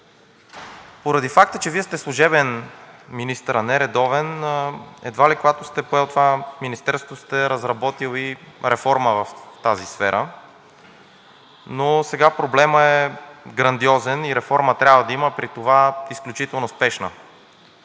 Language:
Bulgarian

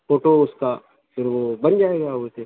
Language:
Urdu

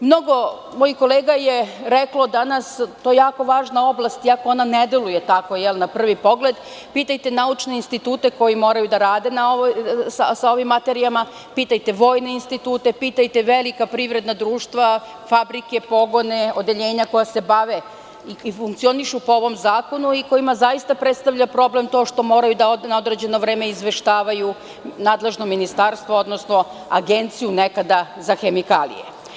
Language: Serbian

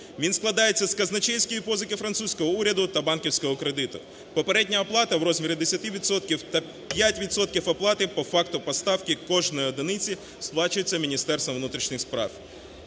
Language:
Ukrainian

